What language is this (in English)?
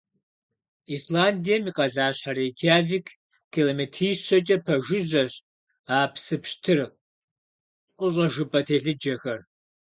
Kabardian